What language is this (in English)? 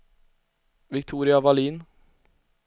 Swedish